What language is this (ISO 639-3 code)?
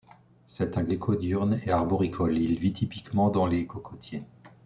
fra